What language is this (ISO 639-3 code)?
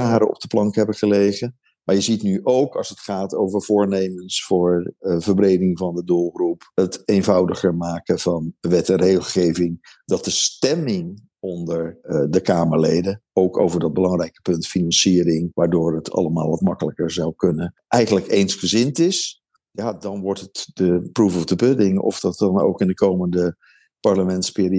nld